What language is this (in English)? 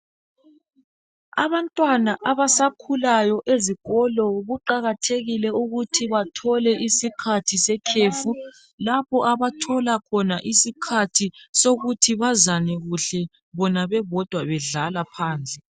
North Ndebele